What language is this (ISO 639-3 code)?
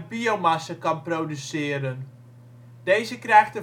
nld